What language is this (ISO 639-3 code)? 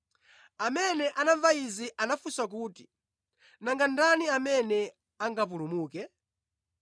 nya